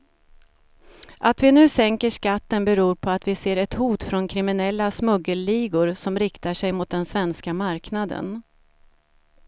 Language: Swedish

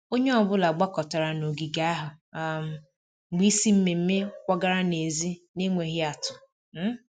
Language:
Igbo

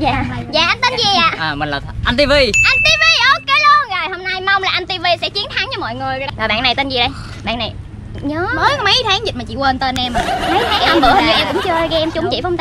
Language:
Vietnamese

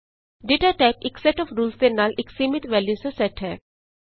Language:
Punjabi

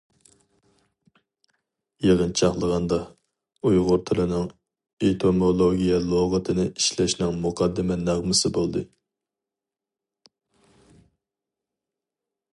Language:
Uyghur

